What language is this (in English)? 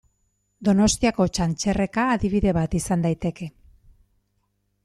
Basque